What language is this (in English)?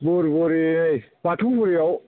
Bodo